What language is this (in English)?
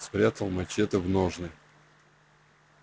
Russian